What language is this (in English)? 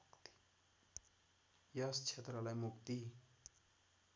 Nepali